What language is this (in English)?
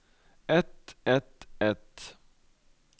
Norwegian